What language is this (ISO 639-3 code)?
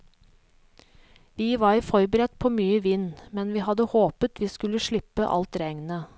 nor